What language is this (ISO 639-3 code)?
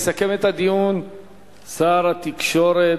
heb